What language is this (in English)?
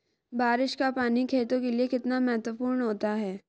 Hindi